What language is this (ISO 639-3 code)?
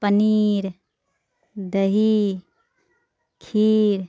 urd